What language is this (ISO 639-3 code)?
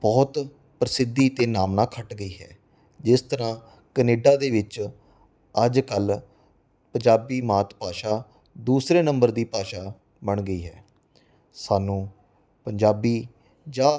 pan